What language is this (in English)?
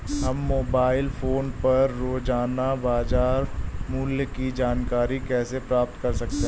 Hindi